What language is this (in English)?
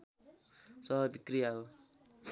Nepali